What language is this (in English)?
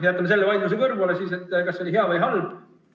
Estonian